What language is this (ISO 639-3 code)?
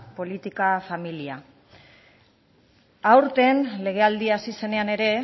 eus